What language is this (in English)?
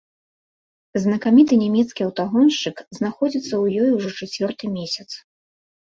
Belarusian